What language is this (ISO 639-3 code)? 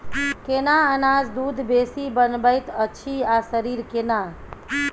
mai